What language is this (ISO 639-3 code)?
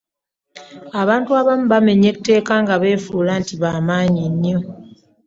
lug